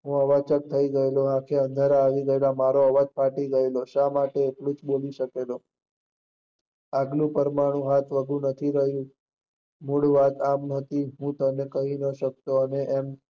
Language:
Gujarati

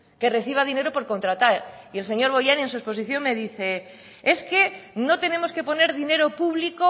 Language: Spanish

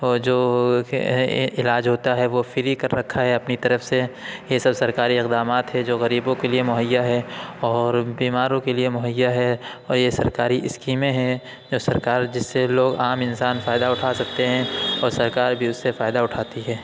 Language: Urdu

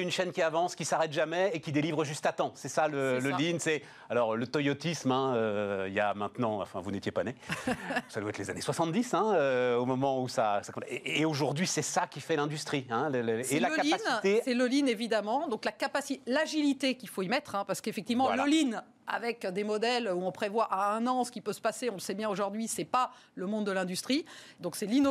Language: French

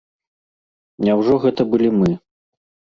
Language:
Belarusian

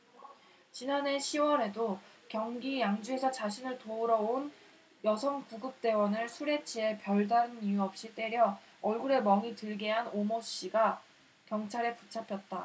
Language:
Korean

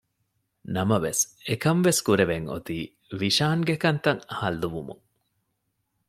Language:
Divehi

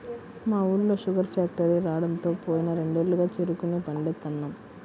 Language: Telugu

